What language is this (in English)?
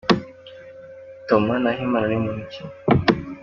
Kinyarwanda